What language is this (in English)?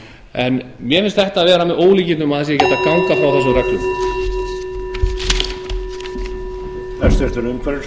Icelandic